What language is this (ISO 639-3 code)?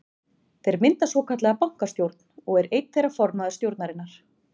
isl